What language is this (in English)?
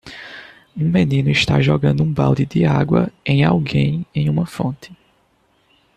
Portuguese